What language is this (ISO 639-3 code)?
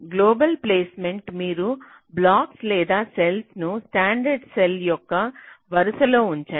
tel